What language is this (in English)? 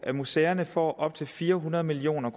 Danish